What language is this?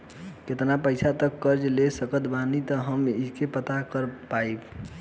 Bhojpuri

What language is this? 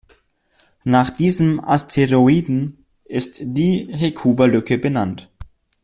German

